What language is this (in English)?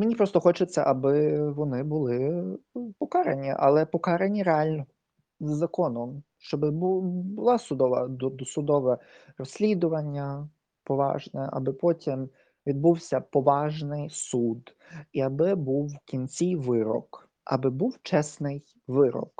Ukrainian